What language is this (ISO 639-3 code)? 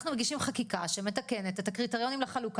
heb